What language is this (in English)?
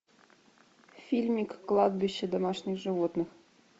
Russian